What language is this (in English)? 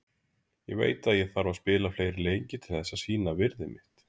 Icelandic